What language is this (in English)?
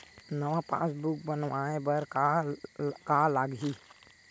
Chhattisgarhi